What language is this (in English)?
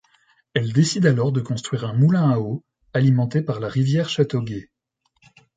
French